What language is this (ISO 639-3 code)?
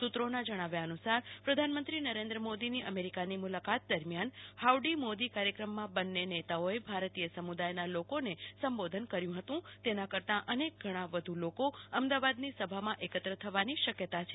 guj